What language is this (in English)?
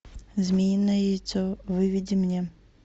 Russian